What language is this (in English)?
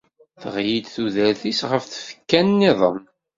Kabyle